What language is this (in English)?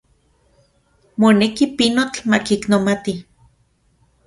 Central Puebla Nahuatl